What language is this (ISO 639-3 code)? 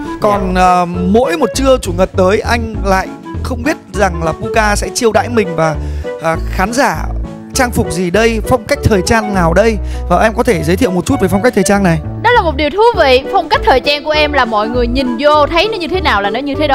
vie